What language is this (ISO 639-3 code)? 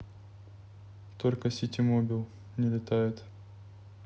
rus